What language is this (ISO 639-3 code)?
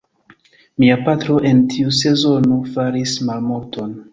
epo